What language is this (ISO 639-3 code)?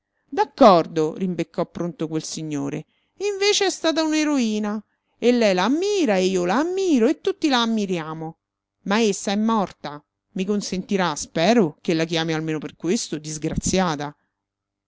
ita